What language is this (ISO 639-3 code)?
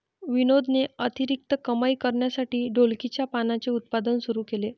mar